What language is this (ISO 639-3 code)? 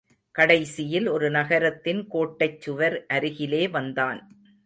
tam